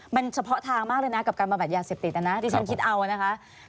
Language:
Thai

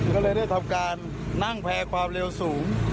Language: Thai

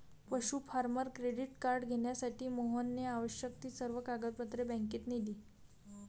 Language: Marathi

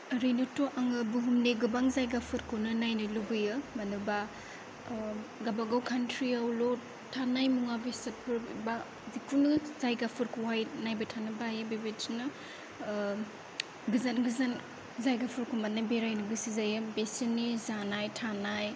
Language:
Bodo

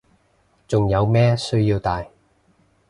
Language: Cantonese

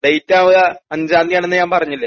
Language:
Malayalam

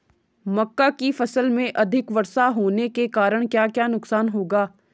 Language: Hindi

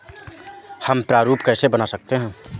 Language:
Hindi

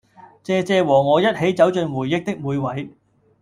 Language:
Cantonese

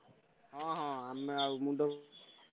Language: Odia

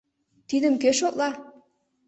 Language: Mari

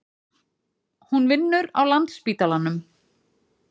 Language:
Icelandic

